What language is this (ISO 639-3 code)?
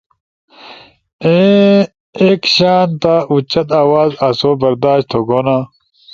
ush